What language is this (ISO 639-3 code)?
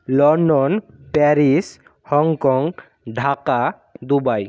ben